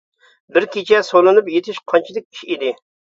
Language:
Uyghur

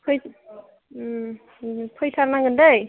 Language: Bodo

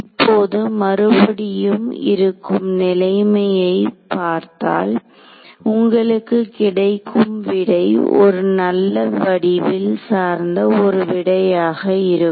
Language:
Tamil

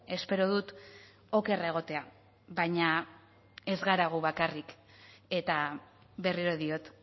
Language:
Basque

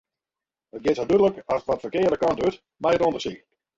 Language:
Western Frisian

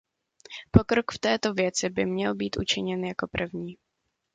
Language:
Czech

